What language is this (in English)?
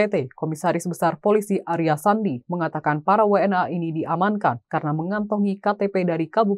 Indonesian